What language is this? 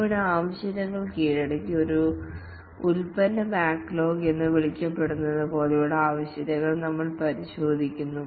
Malayalam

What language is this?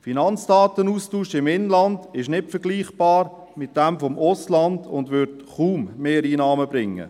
Swiss German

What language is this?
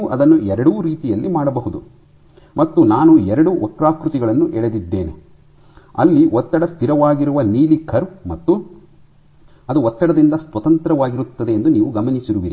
Kannada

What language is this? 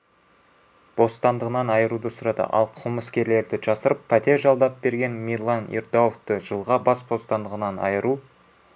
Kazakh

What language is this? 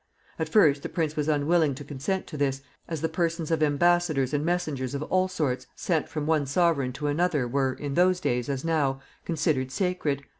English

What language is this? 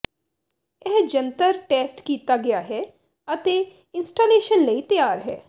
Punjabi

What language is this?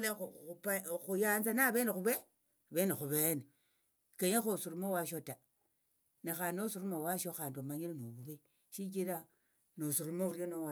Tsotso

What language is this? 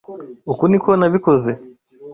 Kinyarwanda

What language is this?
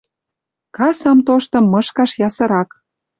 Western Mari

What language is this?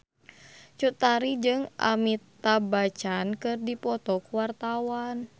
Sundanese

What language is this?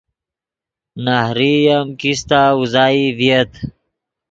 Yidgha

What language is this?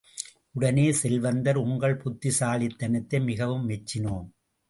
Tamil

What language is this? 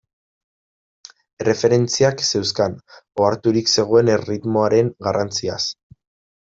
Basque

